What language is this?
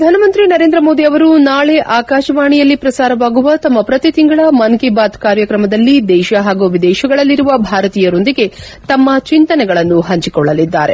Kannada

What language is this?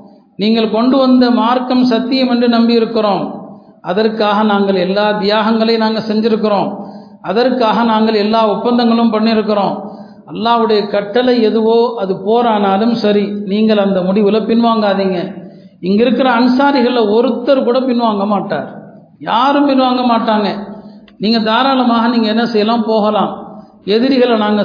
Tamil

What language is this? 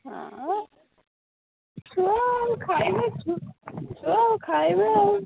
Odia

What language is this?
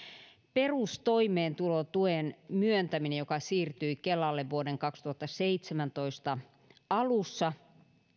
Finnish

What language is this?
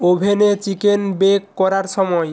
Bangla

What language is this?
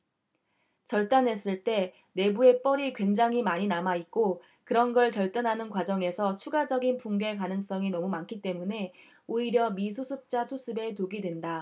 Korean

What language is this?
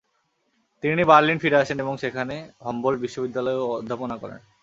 Bangla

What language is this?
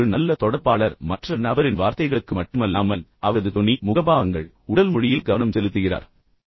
Tamil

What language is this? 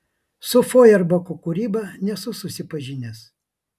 Lithuanian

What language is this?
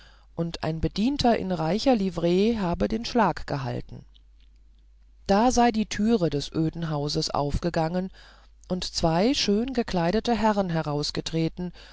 German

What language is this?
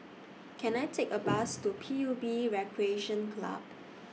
English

